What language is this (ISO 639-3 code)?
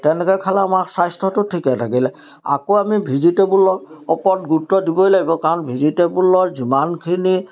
asm